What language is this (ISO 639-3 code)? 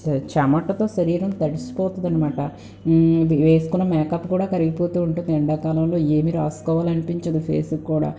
tel